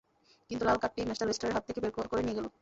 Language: Bangla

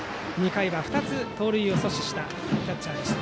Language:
Japanese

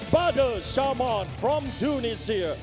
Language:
Thai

